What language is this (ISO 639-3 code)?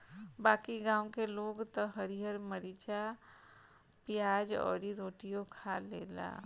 bho